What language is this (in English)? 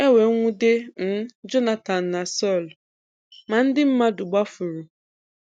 Igbo